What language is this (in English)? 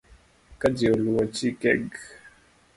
Luo (Kenya and Tanzania)